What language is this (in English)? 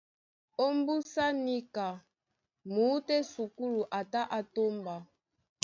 Duala